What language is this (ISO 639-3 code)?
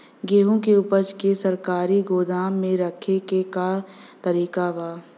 bho